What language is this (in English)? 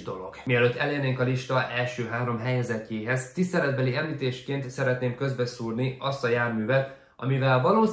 Hungarian